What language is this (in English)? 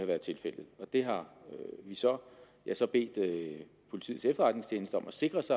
Danish